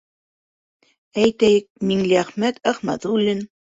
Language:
Bashkir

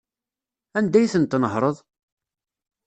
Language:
Kabyle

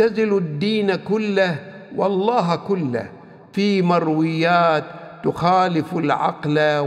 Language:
Arabic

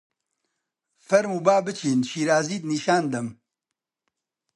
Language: Central Kurdish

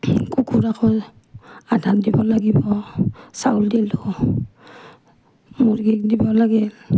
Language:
Assamese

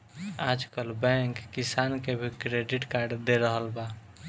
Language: Bhojpuri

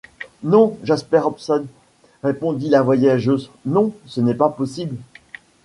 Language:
French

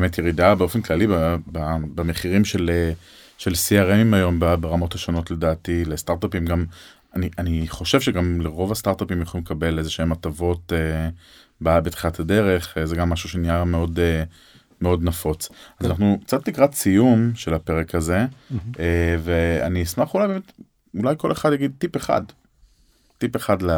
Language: Hebrew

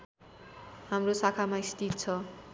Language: Nepali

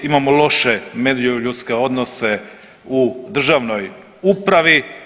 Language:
Croatian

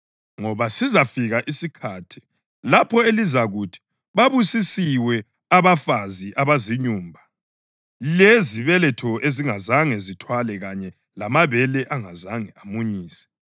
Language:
North Ndebele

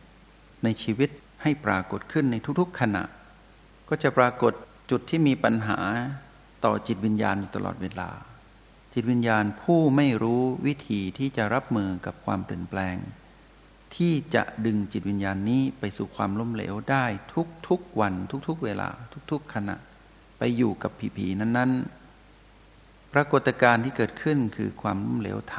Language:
Thai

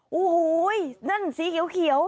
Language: Thai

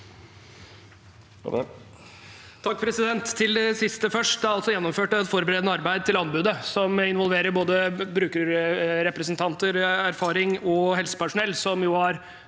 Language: Norwegian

